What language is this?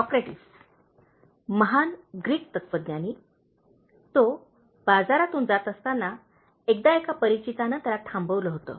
Marathi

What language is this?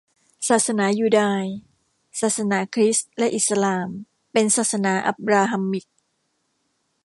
Thai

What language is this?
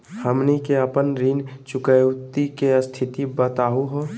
Magahi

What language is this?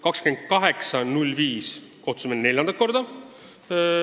Estonian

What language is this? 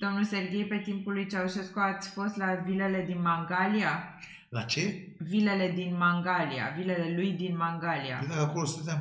Romanian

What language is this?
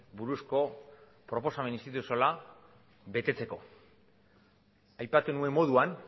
Basque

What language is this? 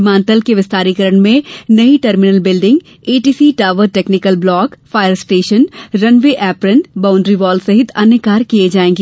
Hindi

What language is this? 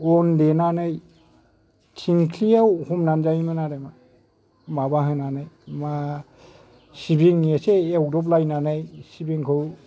Bodo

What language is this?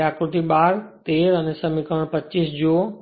Gujarati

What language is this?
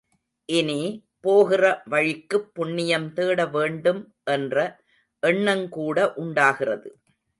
Tamil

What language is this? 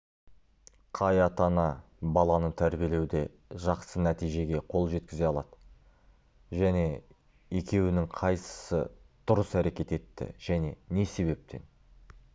Kazakh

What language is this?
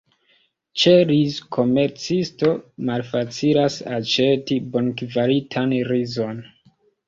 Esperanto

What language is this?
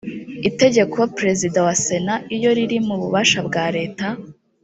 Kinyarwanda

